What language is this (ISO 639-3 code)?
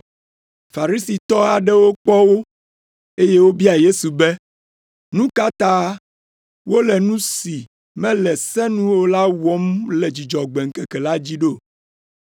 ewe